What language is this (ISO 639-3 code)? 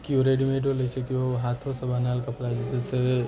mai